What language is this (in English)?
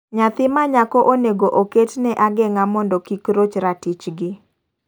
Luo (Kenya and Tanzania)